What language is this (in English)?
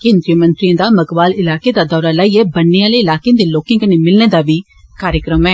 Dogri